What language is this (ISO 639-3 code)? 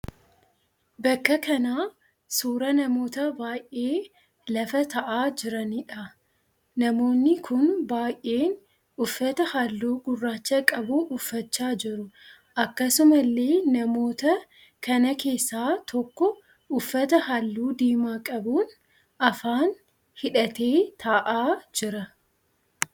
orm